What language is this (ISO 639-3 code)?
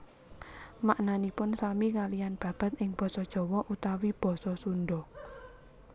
jav